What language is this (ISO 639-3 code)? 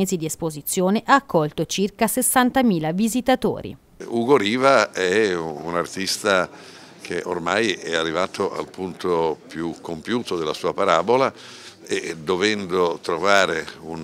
ita